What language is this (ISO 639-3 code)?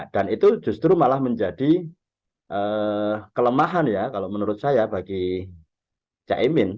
ind